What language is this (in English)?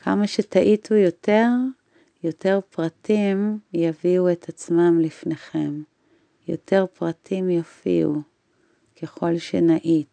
Hebrew